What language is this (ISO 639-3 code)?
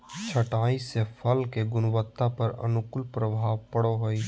mag